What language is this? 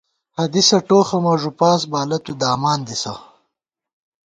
Gawar-Bati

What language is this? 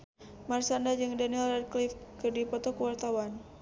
Sundanese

